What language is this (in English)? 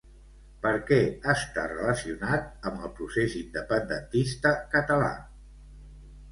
Catalan